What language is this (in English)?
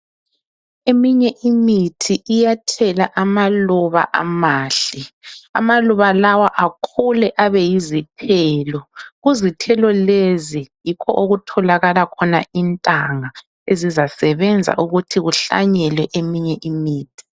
North Ndebele